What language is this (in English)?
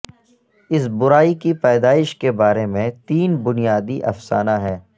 Urdu